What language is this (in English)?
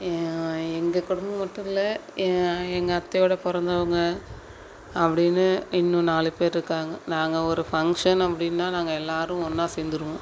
Tamil